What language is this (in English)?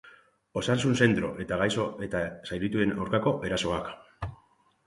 Basque